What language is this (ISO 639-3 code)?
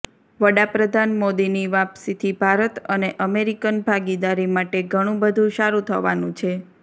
guj